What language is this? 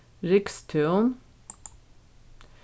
Faroese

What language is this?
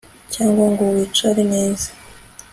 Kinyarwanda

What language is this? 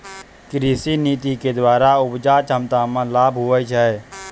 Maithili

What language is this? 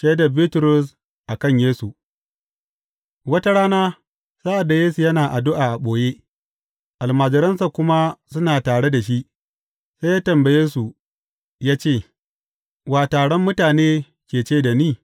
Hausa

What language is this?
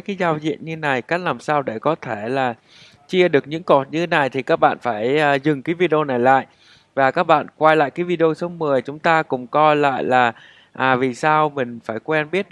Vietnamese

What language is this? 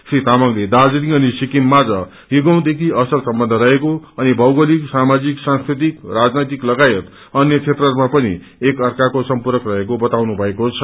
Nepali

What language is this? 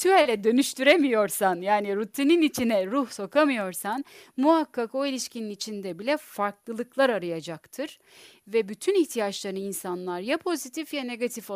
Turkish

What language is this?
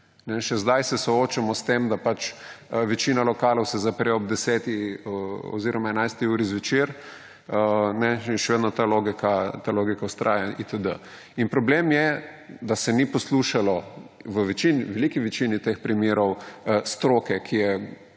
Slovenian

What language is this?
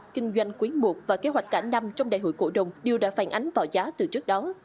Vietnamese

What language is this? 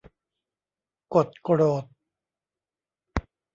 Thai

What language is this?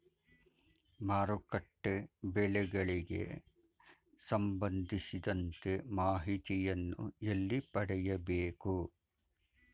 Kannada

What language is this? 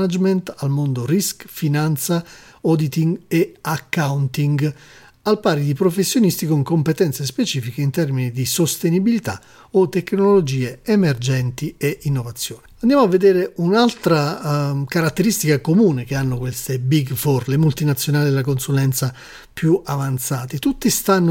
Italian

